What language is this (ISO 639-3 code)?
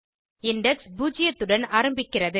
tam